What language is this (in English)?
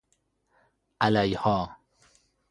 Persian